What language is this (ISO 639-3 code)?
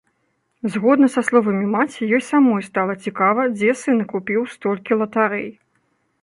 bel